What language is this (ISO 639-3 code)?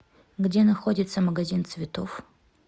rus